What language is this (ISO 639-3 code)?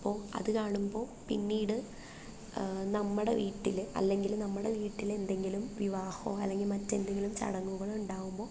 mal